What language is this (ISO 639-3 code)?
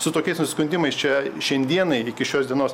lit